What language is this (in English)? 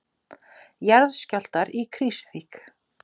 Icelandic